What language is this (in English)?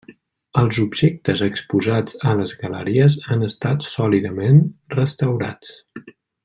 Catalan